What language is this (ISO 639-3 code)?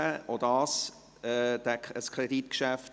gsw